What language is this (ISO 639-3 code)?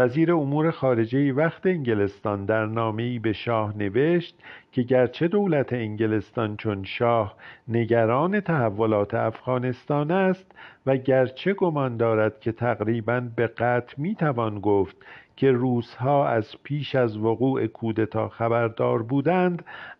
fas